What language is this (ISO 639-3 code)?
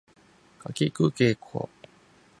jpn